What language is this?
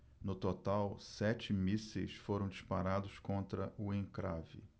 Portuguese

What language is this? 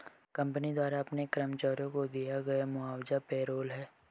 Hindi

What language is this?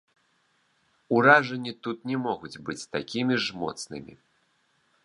Belarusian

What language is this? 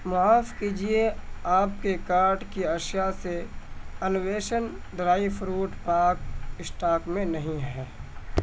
Urdu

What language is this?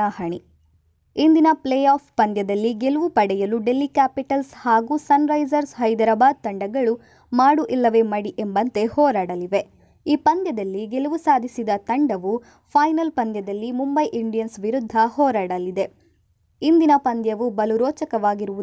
Kannada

